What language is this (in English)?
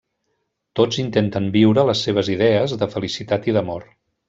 Catalan